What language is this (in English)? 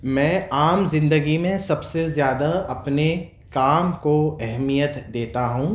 Urdu